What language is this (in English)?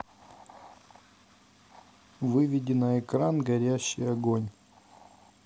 Russian